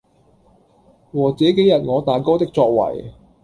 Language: Cantonese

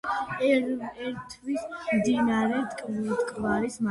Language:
Georgian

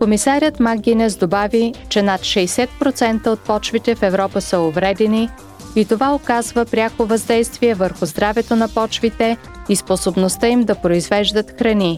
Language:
Bulgarian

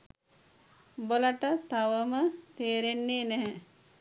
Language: Sinhala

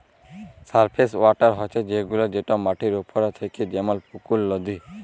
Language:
Bangla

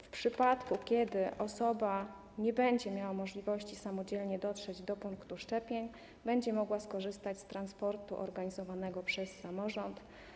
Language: Polish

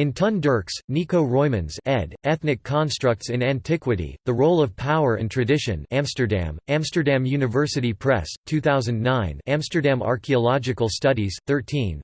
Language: English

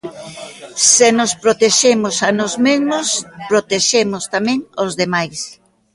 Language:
Galician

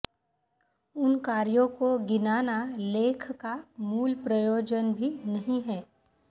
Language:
Sanskrit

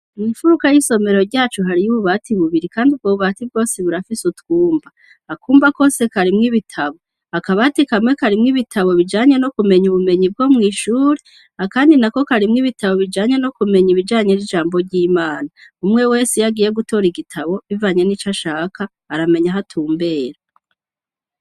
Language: Rundi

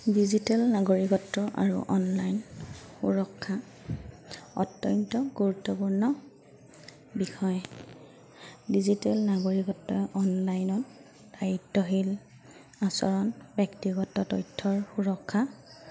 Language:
Assamese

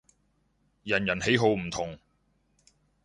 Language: Cantonese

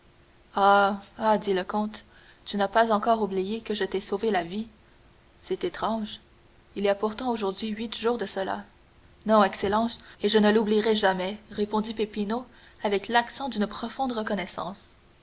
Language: French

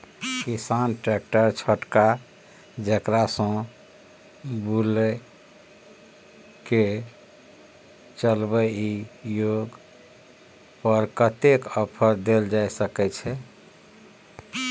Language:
Maithili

